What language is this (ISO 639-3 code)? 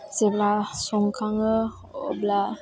brx